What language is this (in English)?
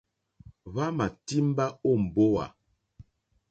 Mokpwe